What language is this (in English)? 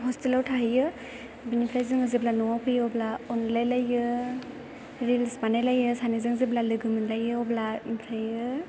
Bodo